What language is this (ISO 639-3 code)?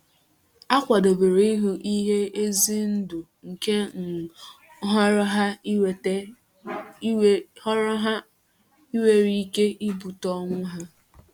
ibo